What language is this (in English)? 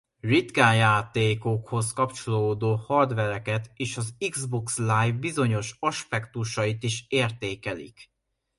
Hungarian